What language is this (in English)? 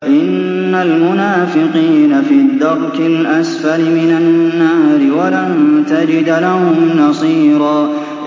Arabic